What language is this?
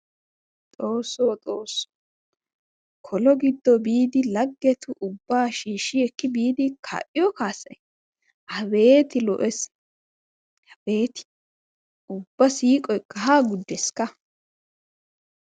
Wolaytta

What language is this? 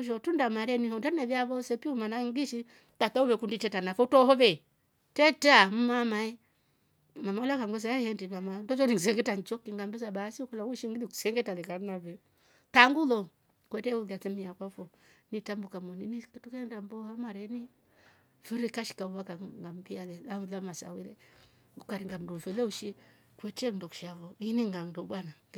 Rombo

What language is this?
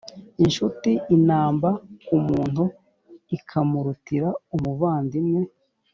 Kinyarwanda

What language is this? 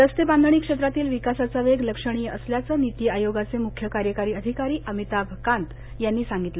Marathi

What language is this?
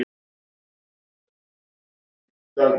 Icelandic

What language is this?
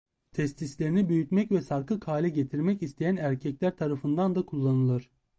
Turkish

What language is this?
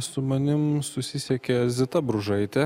Lithuanian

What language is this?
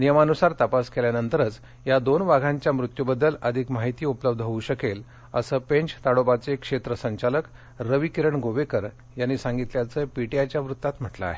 Marathi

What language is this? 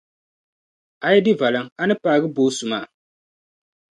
Dagbani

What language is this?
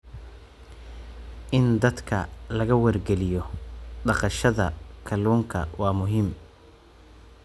Somali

